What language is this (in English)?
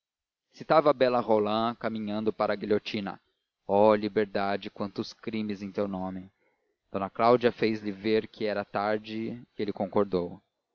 Portuguese